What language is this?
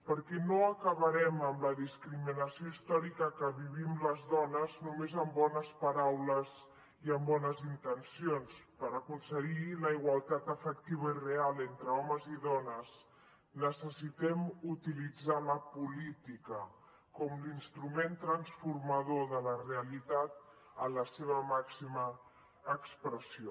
Catalan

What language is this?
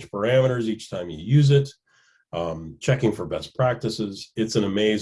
English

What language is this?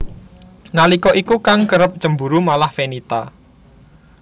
Javanese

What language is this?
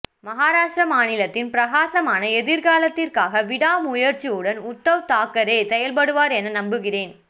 Tamil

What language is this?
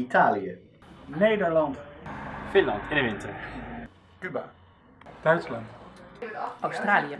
Dutch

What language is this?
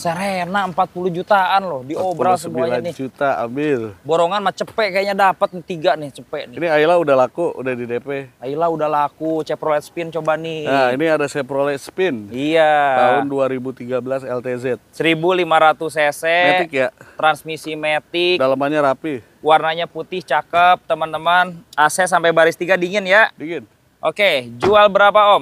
Indonesian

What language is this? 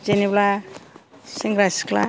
Bodo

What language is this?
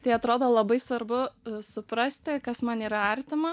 Lithuanian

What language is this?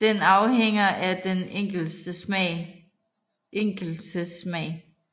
Danish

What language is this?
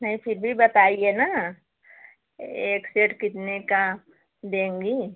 Hindi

